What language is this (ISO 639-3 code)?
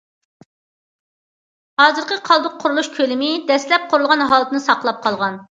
uig